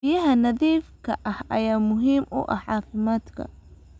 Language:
Somali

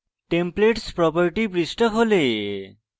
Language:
Bangla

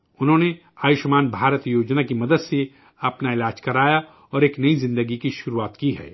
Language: Urdu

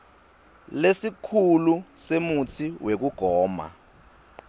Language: Swati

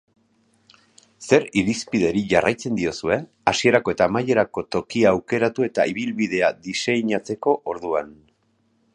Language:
Basque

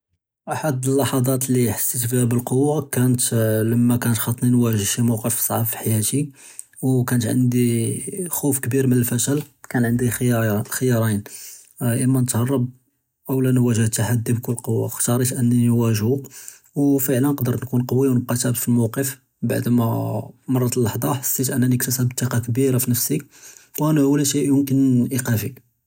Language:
Judeo-Arabic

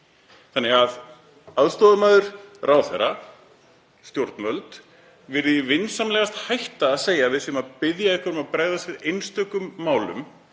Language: Icelandic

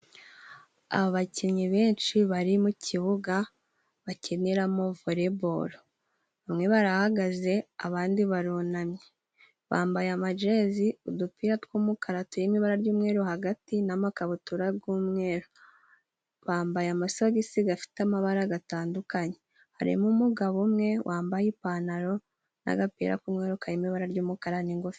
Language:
Kinyarwanda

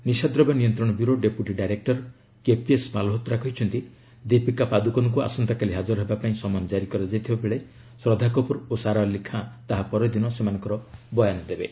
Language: Odia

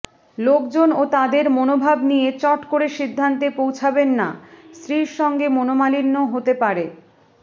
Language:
Bangla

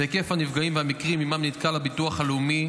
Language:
Hebrew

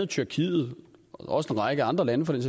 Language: Danish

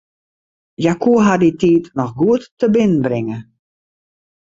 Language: Western Frisian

